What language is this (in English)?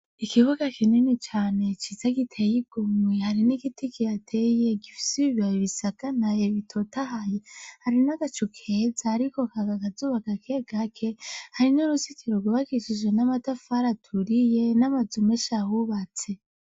Rundi